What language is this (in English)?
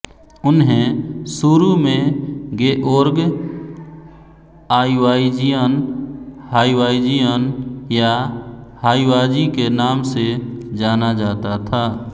Hindi